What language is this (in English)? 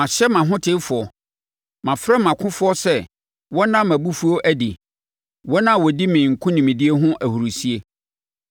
Akan